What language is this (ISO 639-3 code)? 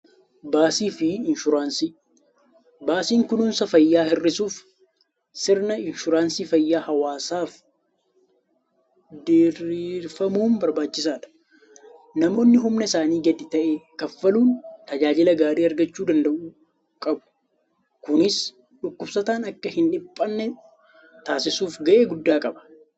orm